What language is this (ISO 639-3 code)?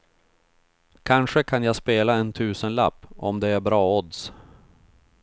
swe